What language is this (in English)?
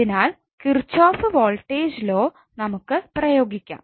Malayalam